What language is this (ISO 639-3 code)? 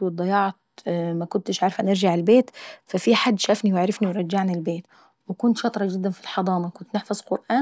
aec